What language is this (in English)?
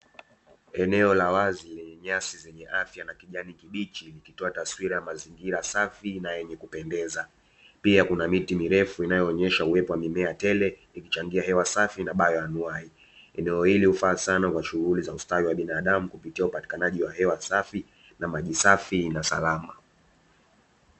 Swahili